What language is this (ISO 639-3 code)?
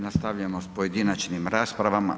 hrv